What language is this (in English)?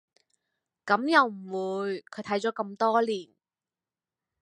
Cantonese